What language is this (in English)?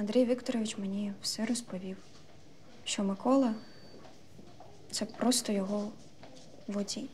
Ukrainian